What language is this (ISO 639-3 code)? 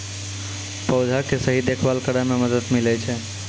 mai